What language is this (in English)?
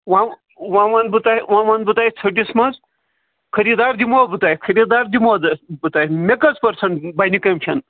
Kashmiri